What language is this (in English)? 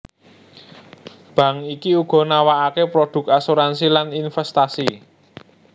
Javanese